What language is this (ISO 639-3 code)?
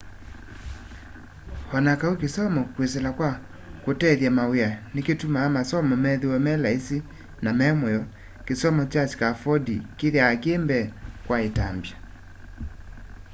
kam